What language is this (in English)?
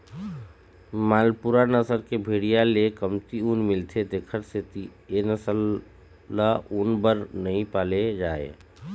Chhattisgarhi